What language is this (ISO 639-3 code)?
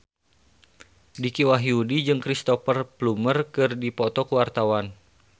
sun